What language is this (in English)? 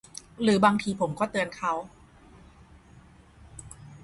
Thai